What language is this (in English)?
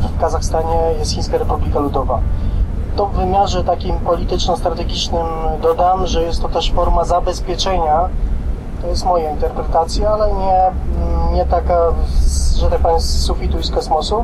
Polish